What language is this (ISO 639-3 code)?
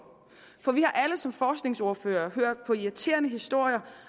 dan